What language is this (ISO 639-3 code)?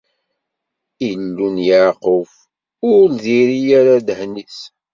kab